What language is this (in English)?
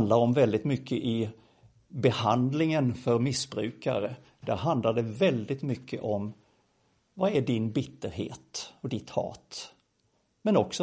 Swedish